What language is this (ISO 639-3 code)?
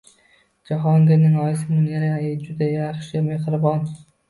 uzb